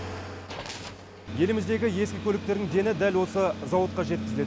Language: Kazakh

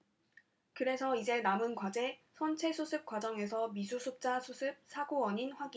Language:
Korean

